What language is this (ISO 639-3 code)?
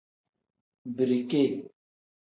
kdh